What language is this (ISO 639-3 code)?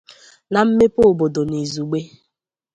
ibo